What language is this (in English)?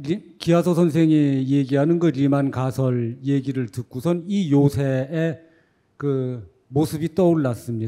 Korean